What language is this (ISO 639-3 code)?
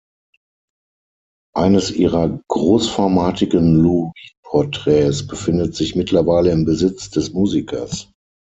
deu